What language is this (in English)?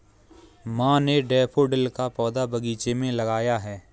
Hindi